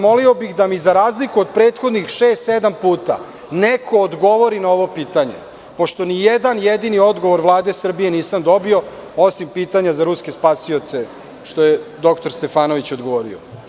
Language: Serbian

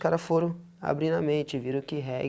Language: Portuguese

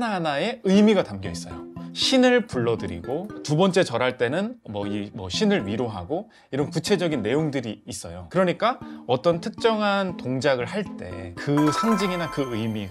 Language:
Korean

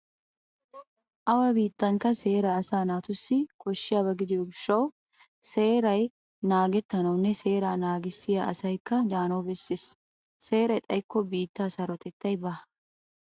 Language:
Wolaytta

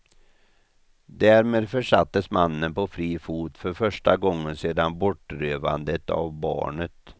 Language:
Swedish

